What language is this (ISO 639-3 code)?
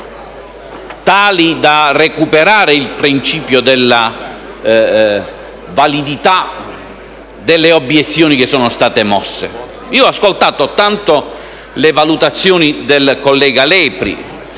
ita